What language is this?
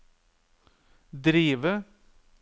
Norwegian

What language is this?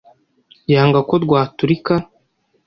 Kinyarwanda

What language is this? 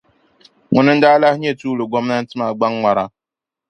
Dagbani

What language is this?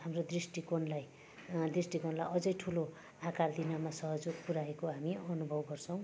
Nepali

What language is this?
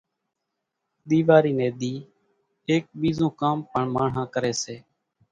Kachi Koli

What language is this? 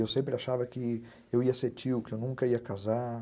Portuguese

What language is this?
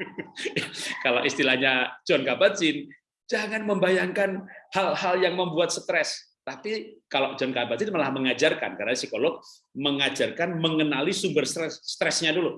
Indonesian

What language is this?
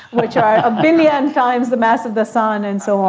English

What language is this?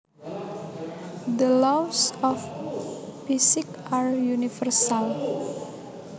Javanese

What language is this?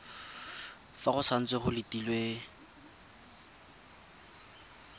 Tswana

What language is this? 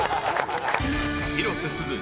Japanese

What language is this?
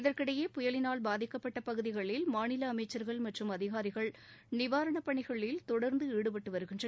Tamil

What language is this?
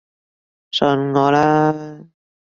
Cantonese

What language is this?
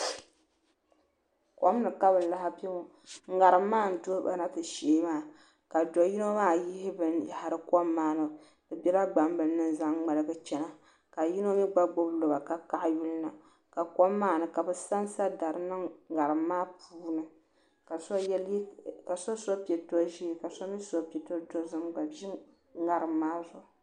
Dagbani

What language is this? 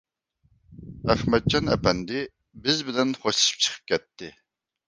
Uyghur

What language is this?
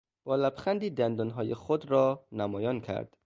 Persian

